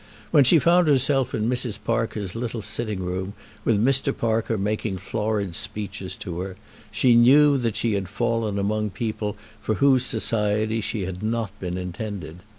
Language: English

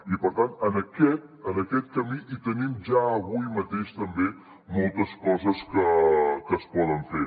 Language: Catalan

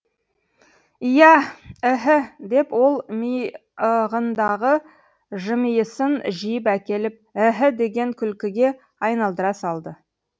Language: Kazakh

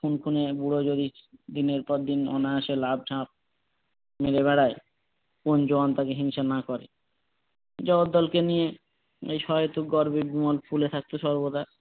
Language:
Bangla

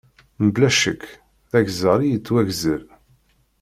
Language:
Kabyle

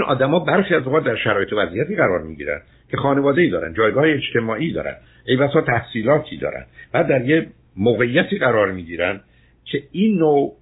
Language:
Persian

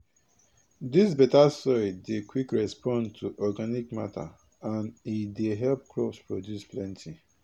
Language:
Nigerian Pidgin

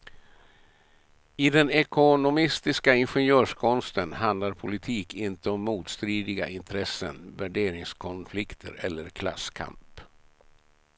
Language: Swedish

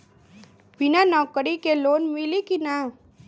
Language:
Bhojpuri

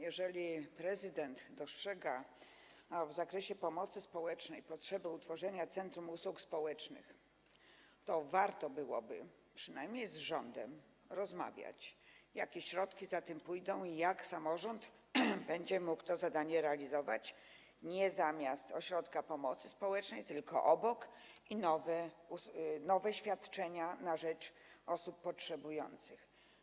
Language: Polish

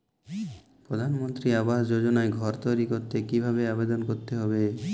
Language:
Bangla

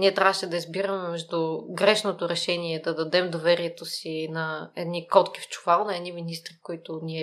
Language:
Bulgarian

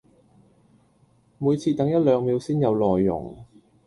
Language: Cantonese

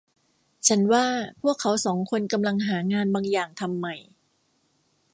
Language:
Thai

